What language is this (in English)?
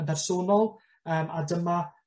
Welsh